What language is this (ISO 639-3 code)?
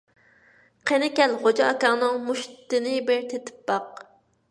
uig